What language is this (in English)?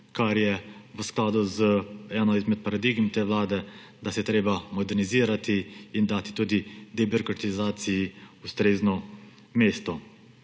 Slovenian